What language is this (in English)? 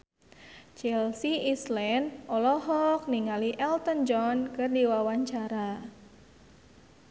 Sundanese